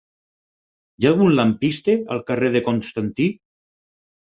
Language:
Catalan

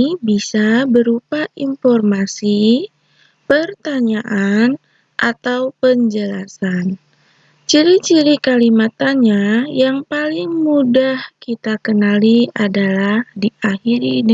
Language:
Indonesian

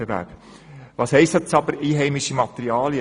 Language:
Swiss German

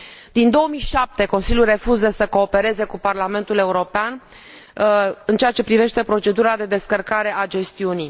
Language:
Romanian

